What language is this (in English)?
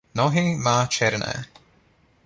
Czech